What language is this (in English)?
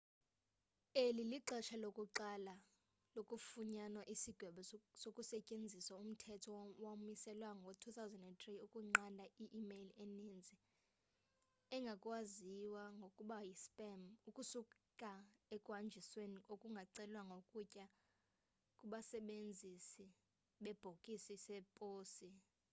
Xhosa